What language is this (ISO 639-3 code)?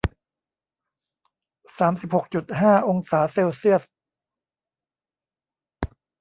tha